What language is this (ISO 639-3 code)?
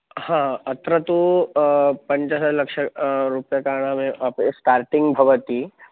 san